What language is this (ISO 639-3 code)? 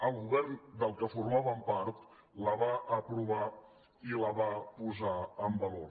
cat